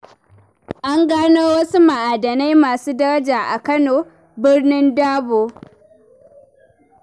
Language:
Hausa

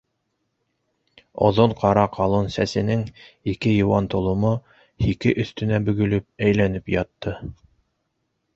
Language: Bashkir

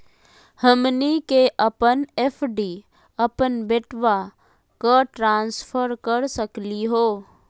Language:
Magahi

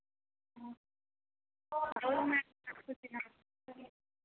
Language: Odia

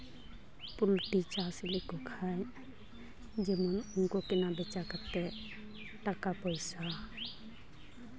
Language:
Santali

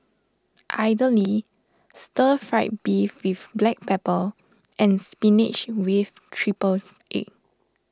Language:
English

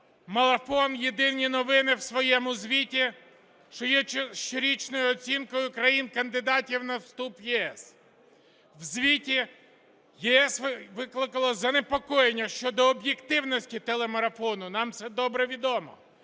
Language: Ukrainian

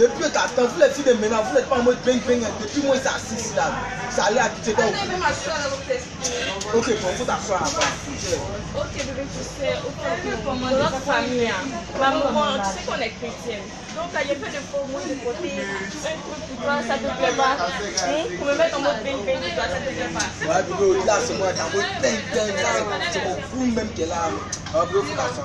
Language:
French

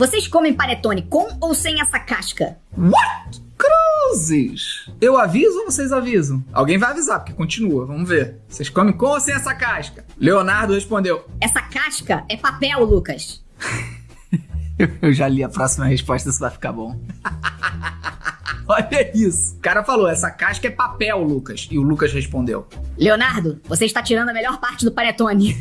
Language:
Portuguese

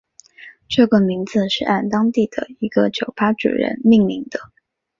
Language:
Chinese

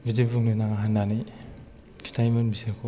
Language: Bodo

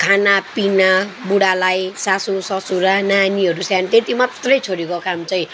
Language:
Nepali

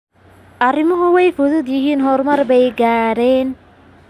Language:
Somali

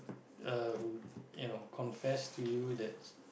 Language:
English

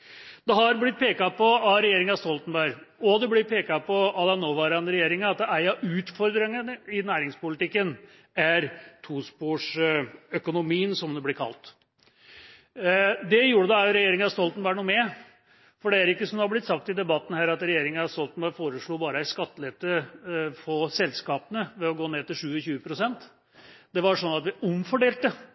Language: Norwegian Bokmål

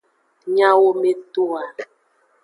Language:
Aja (Benin)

